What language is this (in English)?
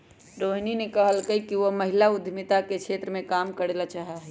Magahi